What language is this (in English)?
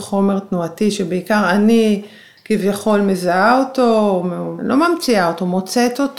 Hebrew